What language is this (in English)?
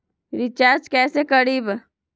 Magahi